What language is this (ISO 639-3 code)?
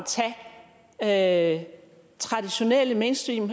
dan